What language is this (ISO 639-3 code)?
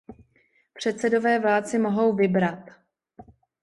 ces